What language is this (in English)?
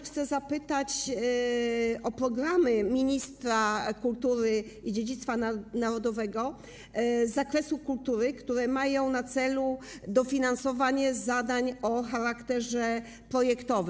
Polish